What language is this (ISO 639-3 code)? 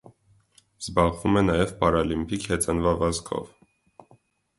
hye